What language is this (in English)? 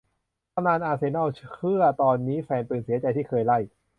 Thai